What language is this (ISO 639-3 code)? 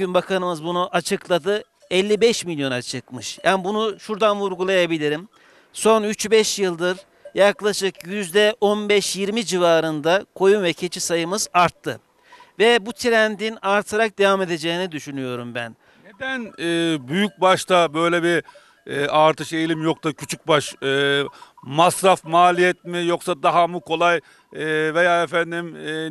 tur